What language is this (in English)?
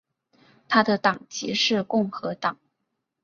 Chinese